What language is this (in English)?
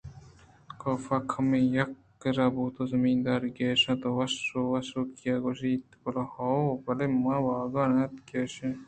Eastern Balochi